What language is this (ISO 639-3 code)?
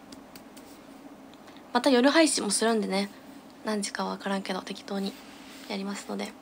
jpn